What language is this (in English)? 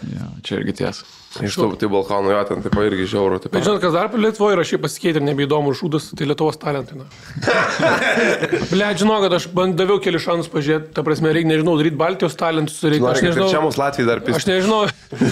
Lithuanian